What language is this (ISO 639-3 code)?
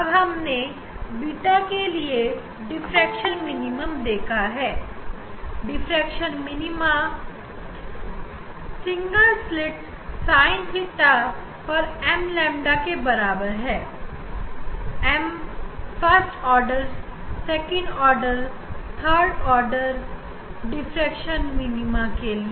hin